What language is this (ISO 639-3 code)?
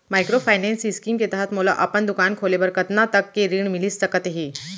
hne